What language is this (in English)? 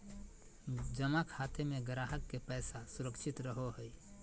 Magahi